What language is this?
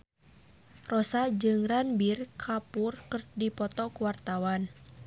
Sundanese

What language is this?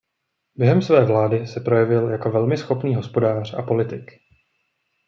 Czech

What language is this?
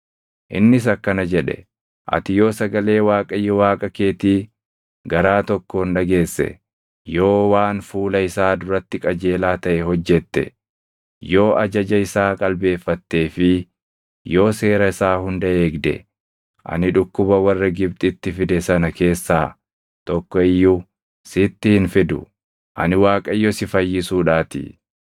Oromo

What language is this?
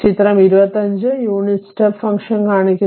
Malayalam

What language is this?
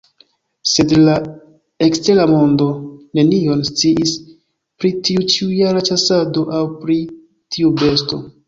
Esperanto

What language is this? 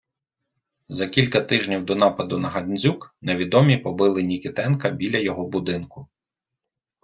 Ukrainian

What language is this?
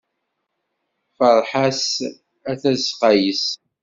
Kabyle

